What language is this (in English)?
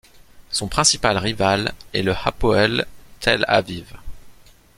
French